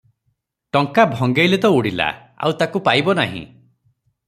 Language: Odia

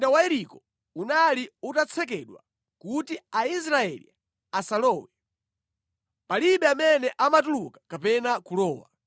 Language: Nyanja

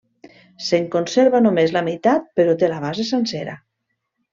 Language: Catalan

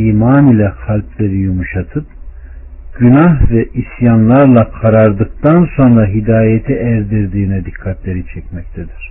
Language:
Turkish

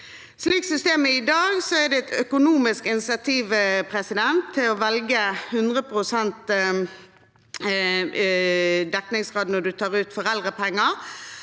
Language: Norwegian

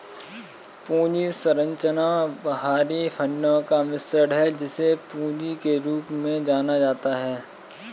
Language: Hindi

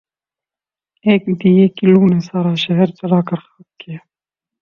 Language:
Urdu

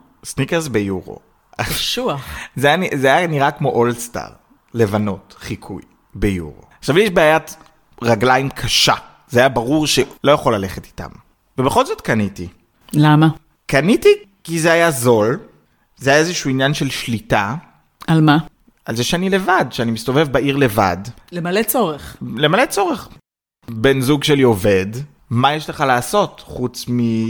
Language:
Hebrew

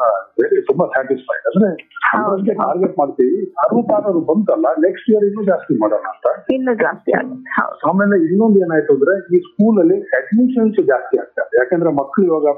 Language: Kannada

